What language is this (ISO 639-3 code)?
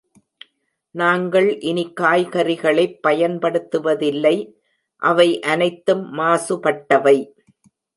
tam